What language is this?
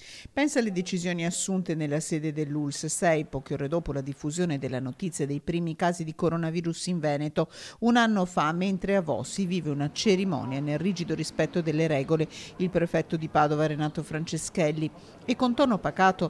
Italian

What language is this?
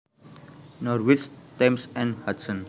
Javanese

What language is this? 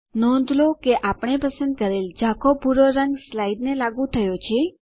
Gujarati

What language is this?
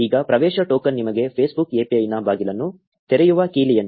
Kannada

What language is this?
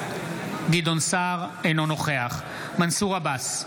Hebrew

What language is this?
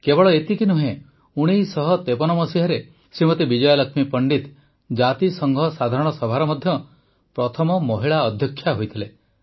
Odia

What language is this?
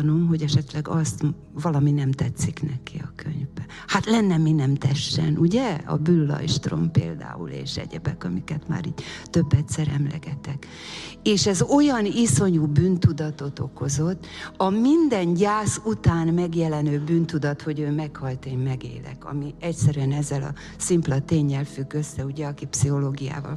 Hungarian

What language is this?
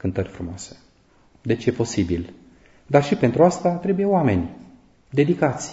Romanian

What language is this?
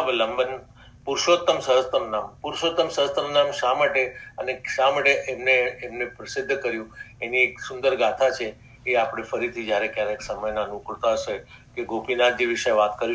Hindi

